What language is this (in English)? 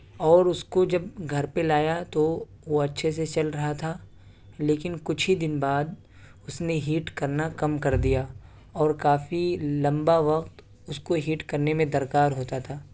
Urdu